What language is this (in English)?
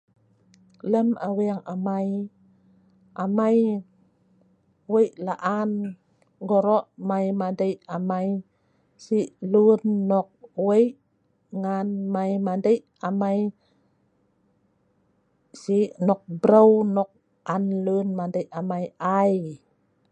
Sa'ban